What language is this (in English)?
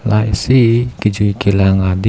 Karbi